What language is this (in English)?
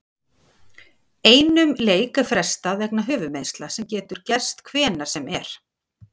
Icelandic